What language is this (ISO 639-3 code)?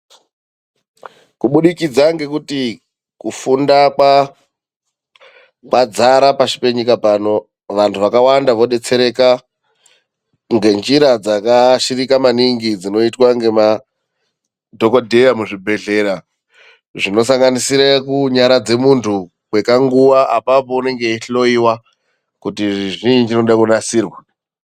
ndc